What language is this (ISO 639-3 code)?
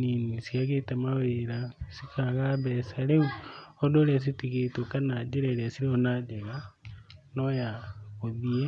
kik